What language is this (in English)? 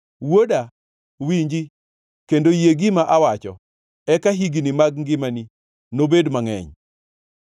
Luo (Kenya and Tanzania)